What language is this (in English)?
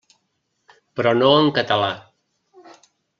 Catalan